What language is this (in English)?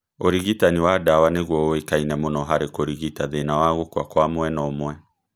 Kikuyu